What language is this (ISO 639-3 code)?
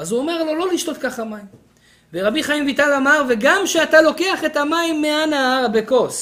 heb